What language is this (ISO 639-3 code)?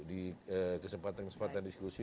ind